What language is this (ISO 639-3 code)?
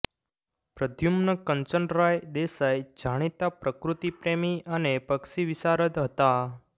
guj